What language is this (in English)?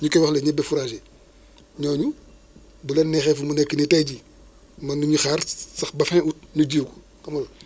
Wolof